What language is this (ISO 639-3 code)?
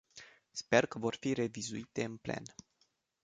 ron